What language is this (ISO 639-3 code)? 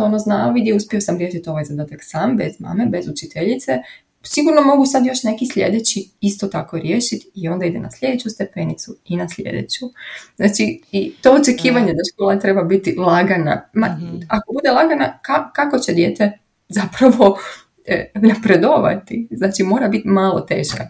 hrv